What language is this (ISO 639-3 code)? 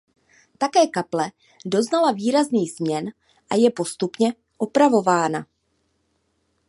ces